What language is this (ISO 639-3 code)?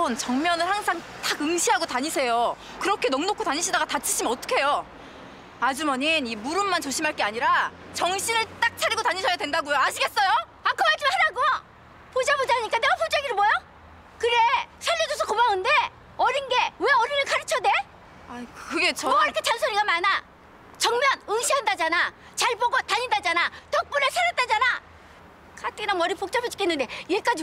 kor